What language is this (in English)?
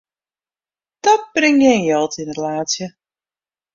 Western Frisian